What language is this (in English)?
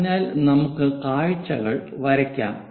Malayalam